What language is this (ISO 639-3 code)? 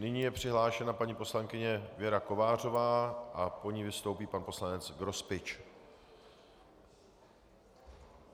ces